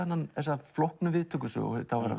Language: Icelandic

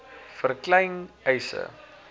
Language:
Afrikaans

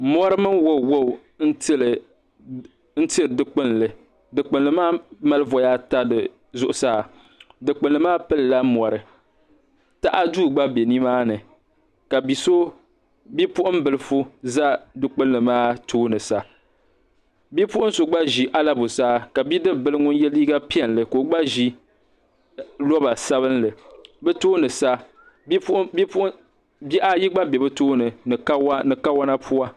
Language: Dagbani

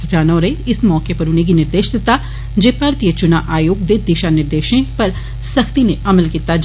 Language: Dogri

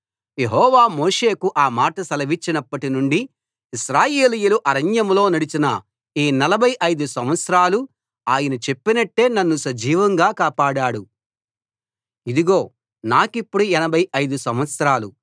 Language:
Telugu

